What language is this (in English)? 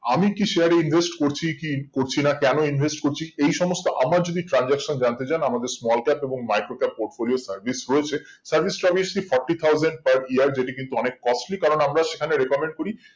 Bangla